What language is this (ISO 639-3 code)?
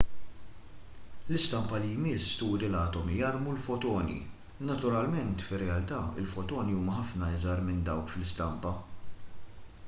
mlt